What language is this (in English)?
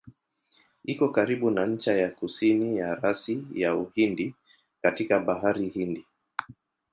Swahili